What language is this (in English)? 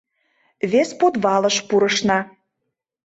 Mari